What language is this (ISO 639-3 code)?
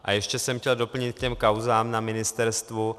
ces